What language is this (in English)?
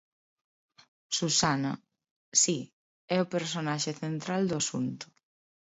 Galician